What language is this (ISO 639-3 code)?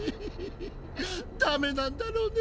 jpn